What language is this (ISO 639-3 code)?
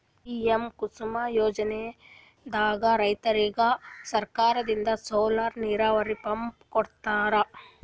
kan